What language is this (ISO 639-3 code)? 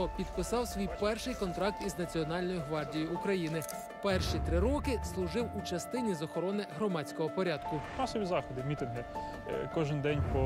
ukr